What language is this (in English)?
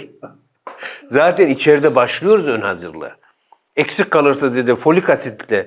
Turkish